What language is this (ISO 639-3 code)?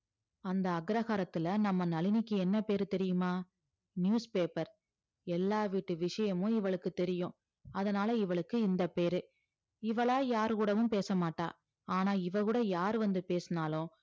tam